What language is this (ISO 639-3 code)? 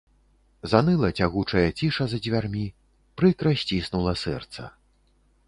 bel